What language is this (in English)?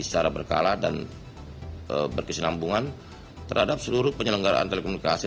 Indonesian